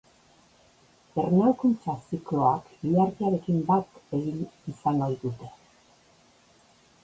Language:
Basque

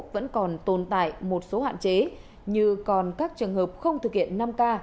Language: Vietnamese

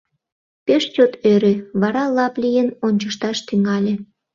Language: Mari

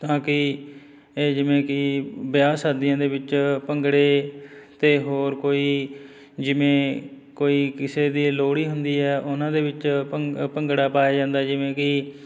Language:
Punjabi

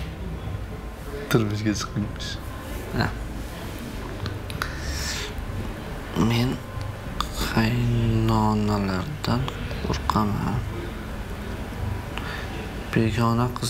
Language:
Turkish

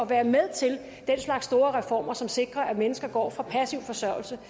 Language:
Danish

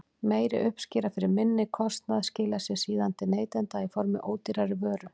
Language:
Icelandic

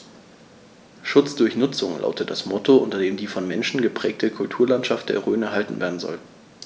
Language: German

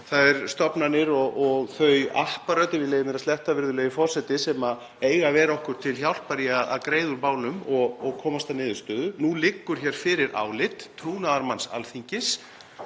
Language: Icelandic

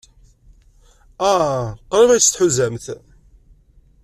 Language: Kabyle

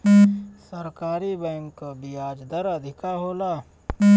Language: Bhojpuri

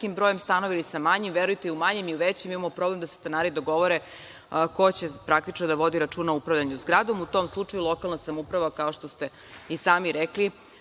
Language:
Serbian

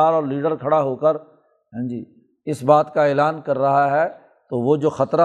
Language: Urdu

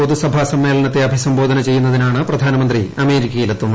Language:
Malayalam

